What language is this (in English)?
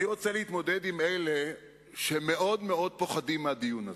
Hebrew